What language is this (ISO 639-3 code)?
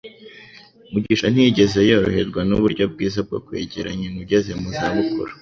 kin